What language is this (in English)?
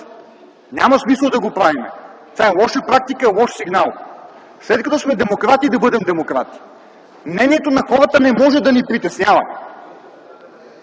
Bulgarian